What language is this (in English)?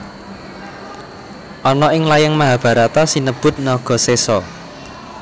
Javanese